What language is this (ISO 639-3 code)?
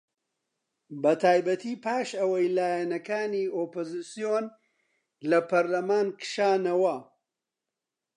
ckb